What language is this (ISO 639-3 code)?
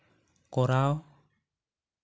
sat